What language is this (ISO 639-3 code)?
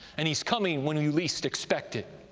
eng